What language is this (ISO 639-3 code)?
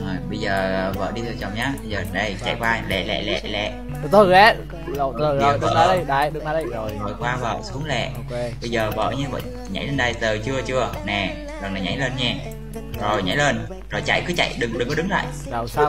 vie